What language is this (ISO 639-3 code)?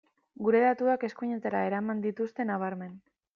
eus